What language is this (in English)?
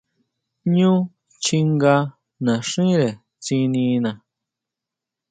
Huautla Mazatec